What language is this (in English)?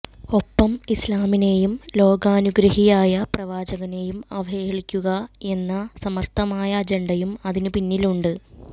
Malayalam